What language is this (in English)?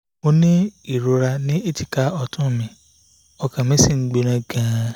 Yoruba